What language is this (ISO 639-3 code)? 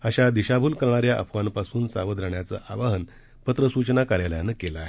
mar